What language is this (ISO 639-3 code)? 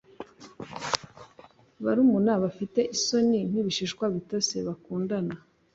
kin